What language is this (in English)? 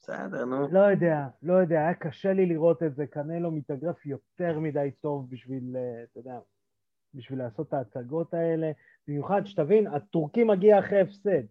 Hebrew